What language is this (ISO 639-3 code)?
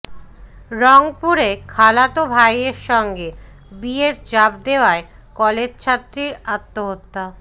ben